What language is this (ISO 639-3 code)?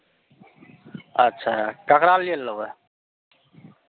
mai